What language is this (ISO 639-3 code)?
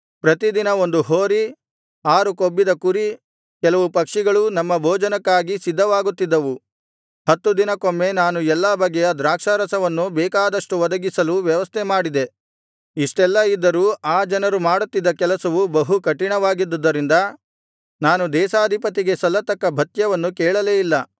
kan